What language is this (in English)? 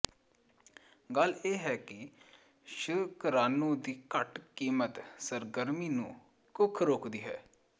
Punjabi